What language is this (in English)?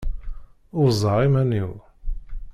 Kabyle